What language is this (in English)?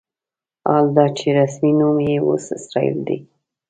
Pashto